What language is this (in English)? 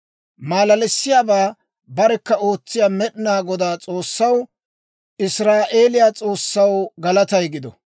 Dawro